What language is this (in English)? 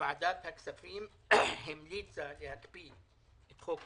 Hebrew